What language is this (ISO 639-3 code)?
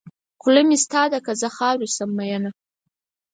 pus